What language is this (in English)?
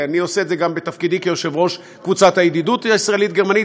Hebrew